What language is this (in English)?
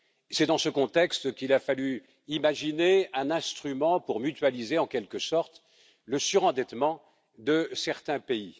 French